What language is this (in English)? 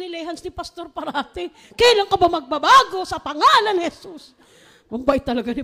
Filipino